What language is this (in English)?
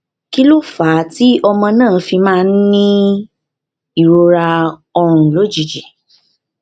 Yoruba